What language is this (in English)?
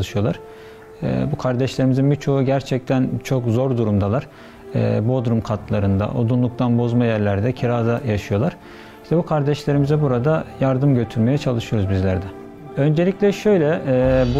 Turkish